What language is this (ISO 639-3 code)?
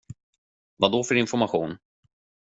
swe